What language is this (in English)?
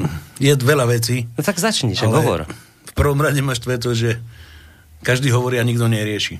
Slovak